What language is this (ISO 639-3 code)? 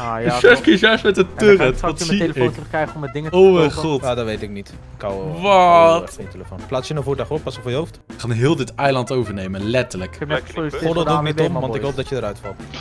nld